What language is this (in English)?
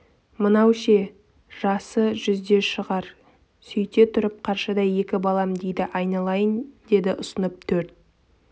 Kazakh